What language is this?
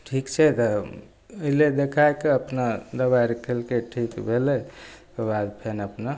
Maithili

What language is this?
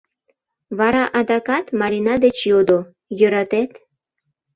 Mari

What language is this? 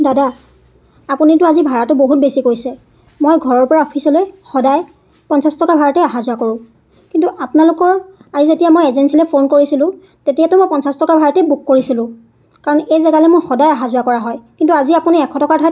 Assamese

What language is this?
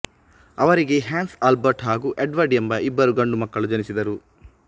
Kannada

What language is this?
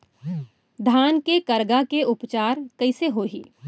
Chhattisgarhi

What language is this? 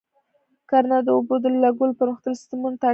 Pashto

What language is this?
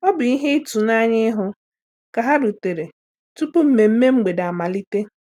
Igbo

